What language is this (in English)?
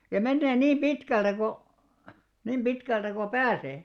Finnish